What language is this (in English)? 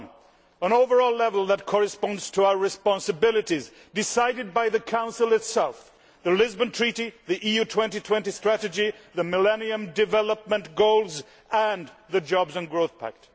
English